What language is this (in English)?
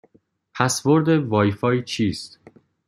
Persian